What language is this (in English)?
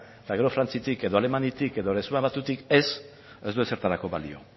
Basque